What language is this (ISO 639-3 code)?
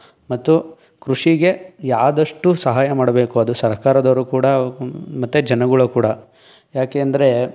kan